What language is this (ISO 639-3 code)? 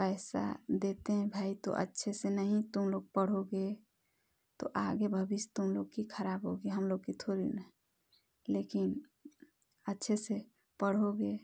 hin